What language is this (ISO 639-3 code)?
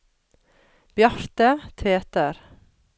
nor